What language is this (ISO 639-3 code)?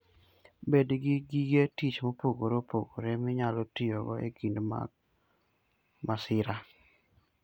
luo